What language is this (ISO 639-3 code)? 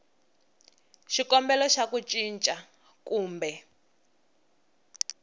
tso